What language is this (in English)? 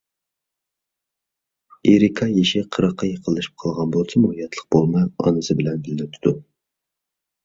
Uyghur